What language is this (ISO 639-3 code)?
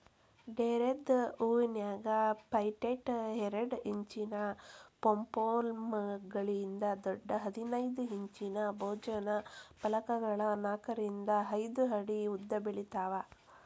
kan